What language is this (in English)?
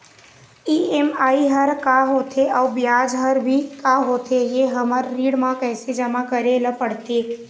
Chhattisgarhi